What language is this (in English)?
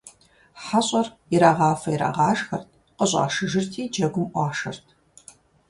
Kabardian